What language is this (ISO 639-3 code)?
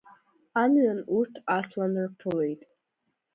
abk